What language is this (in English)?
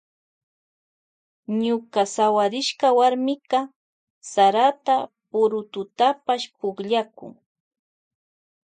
Loja Highland Quichua